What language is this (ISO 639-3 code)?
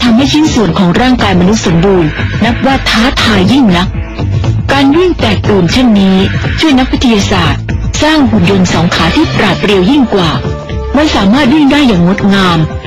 tha